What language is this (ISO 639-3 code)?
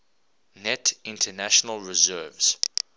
eng